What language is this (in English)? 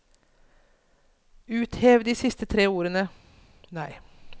Norwegian